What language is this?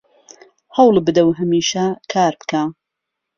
Central Kurdish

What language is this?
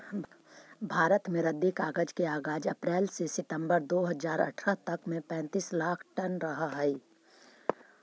Magahi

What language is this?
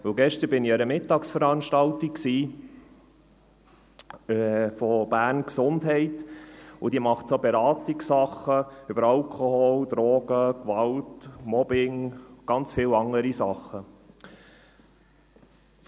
Swiss German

